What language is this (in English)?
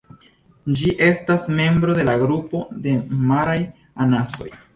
Esperanto